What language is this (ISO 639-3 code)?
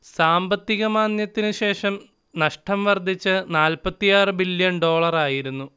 mal